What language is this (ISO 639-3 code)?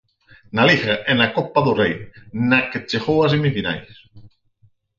glg